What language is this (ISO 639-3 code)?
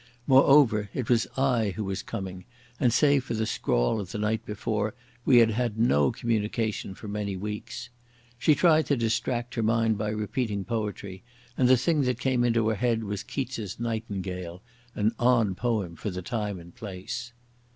eng